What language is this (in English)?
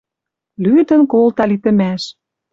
Western Mari